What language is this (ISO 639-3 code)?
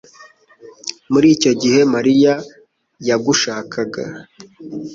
kin